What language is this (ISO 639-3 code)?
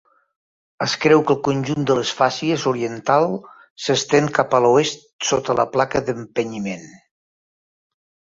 cat